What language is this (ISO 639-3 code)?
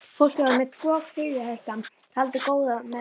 isl